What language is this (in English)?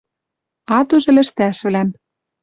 Western Mari